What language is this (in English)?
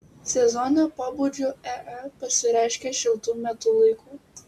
Lithuanian